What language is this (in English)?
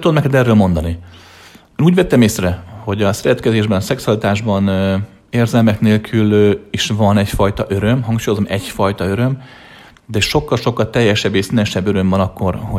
Hungarian